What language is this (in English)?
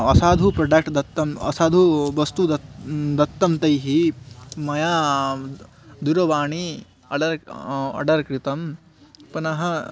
Sanskrit